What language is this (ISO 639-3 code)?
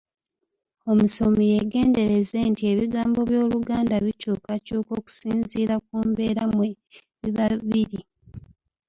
lug